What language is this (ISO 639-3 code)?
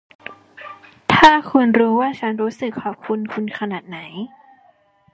tha